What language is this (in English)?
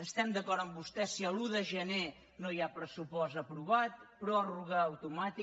Catalan